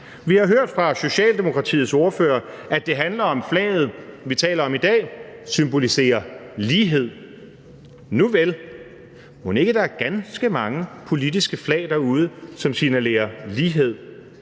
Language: Danish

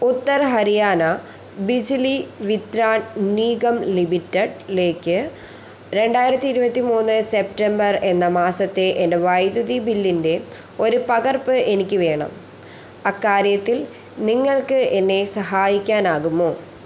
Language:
Malayalam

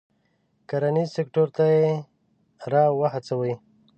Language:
Pashto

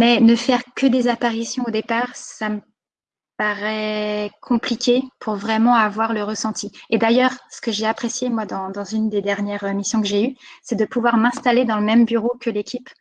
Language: French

